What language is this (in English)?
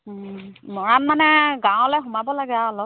Assamese